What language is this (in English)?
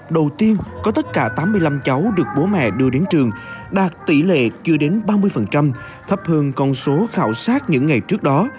Vietnamese